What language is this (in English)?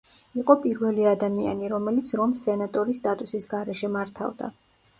Georgian